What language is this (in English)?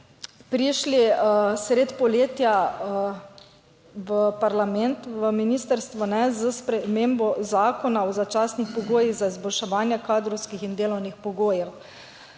Slovenian